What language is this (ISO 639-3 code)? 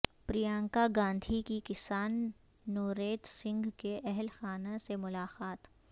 urd